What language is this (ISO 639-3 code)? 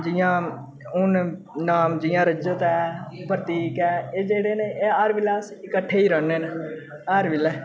doi